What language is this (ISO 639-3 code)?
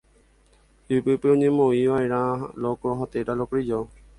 grn